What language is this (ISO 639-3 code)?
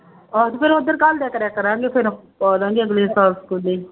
pan